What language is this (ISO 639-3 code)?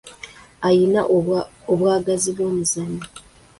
lug